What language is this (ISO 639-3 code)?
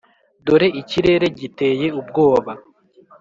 kin